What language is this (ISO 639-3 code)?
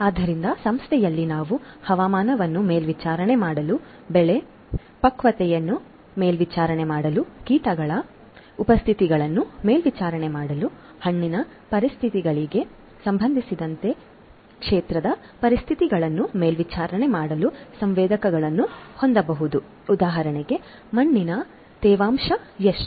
kan